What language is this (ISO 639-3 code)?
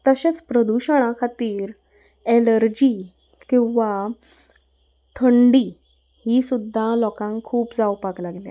kok